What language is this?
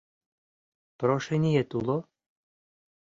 Mari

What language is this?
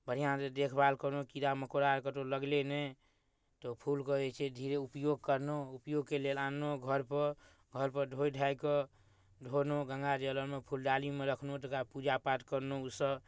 Maithili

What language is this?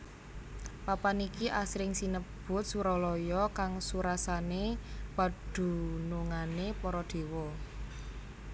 Javanese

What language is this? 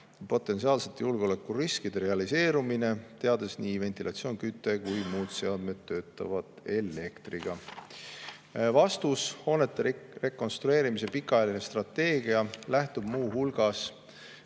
Estonian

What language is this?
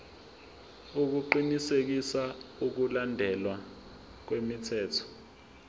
Zulu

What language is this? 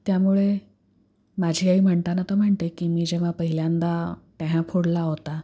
Marathi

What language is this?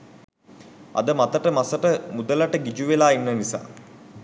Sinhala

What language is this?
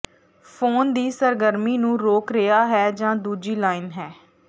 Punjabi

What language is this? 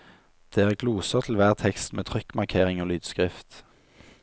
Norwegian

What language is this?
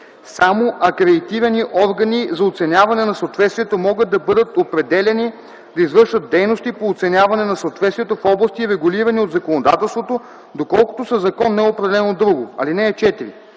Bulgarian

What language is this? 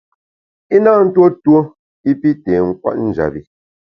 Bamun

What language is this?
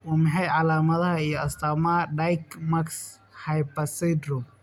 Somali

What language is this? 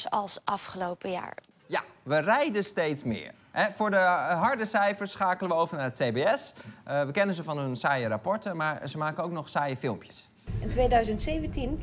Dutch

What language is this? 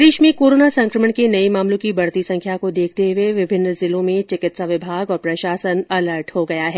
Hindi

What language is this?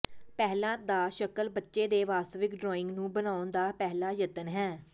Punjabi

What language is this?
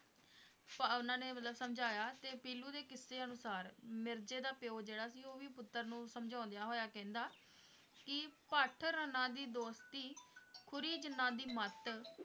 Punjabi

